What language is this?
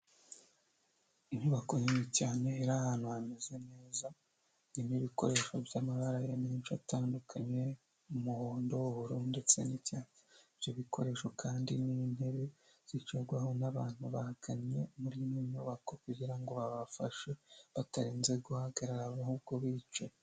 Kinyarwanda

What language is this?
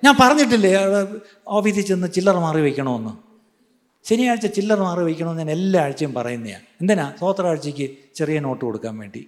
Malayalam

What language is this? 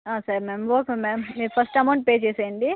Telugu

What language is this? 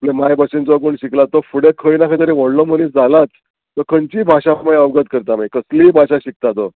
Konkani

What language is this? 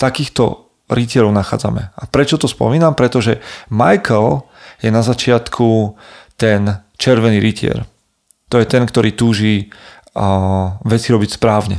Slovak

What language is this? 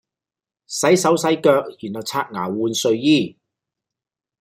Cantonese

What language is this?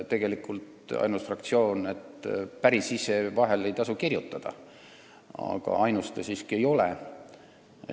Estonian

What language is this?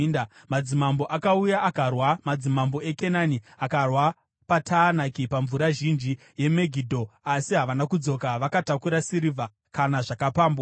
Shona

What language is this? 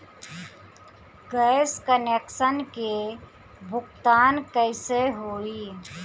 Bhojpuri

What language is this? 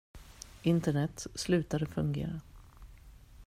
Swedish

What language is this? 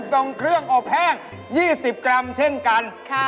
Thai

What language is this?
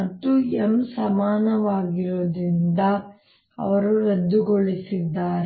Kannada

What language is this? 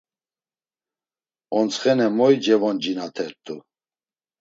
Laz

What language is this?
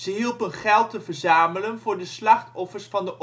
Dutch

